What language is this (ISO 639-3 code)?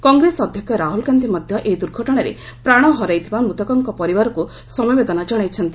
ori